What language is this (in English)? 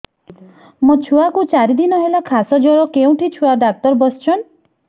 Odia